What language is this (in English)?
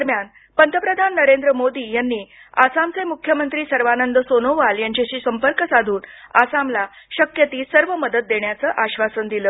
Marathi